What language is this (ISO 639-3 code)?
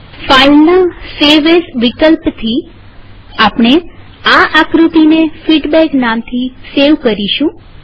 guj